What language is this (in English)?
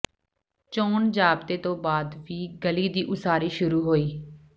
Punjabi